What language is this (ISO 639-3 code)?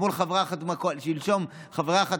heb